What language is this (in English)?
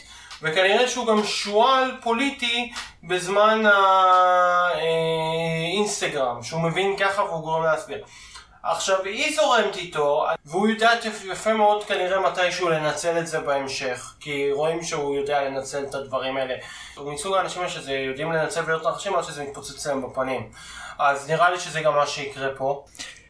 Hebrew